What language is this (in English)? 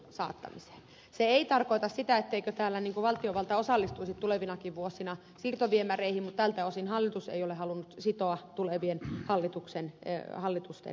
Finnish